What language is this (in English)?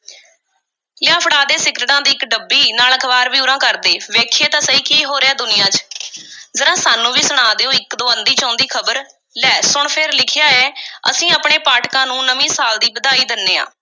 Punjabi